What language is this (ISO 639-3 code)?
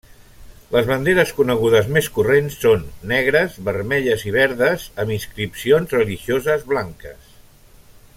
cat